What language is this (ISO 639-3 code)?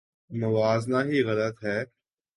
urd